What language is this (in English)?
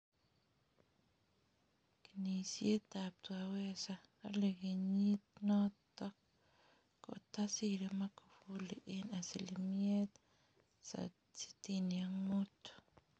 Kalenjin